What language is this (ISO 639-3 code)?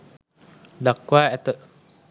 sin